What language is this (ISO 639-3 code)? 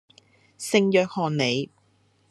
yue